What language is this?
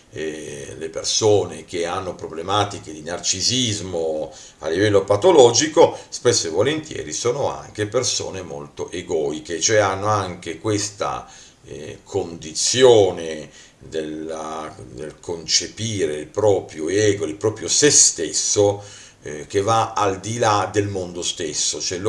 Italian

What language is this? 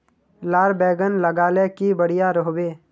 Magahi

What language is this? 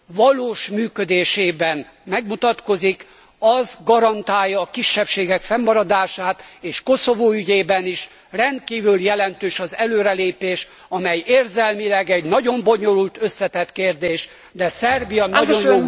Hungarian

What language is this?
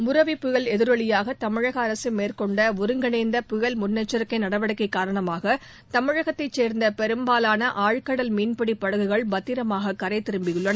Tamil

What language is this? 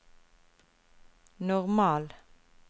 Norwegian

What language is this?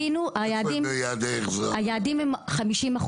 Hebrew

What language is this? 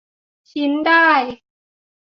Thai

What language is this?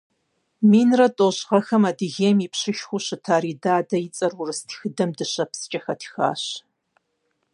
Kabardian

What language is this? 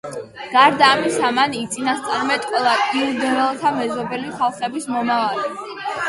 Georgian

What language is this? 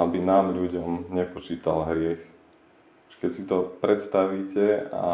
Slovak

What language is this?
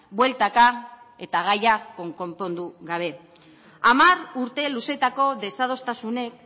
Basque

